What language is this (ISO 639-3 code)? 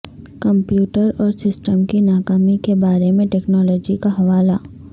urd